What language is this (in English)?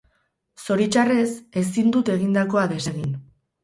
Basque